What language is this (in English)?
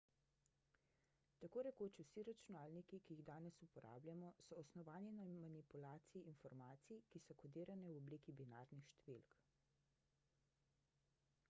Slovenian